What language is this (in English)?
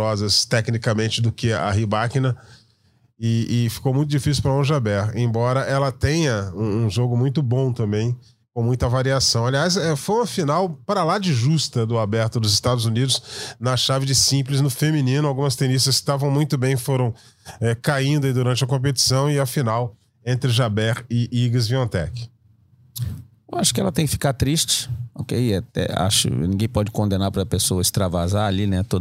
Portuguese